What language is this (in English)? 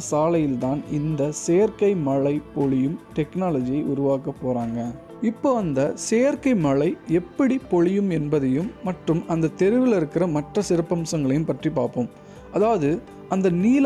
Tamil